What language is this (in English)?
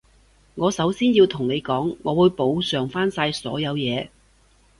Cantonese